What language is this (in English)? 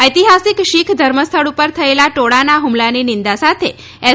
Gujarati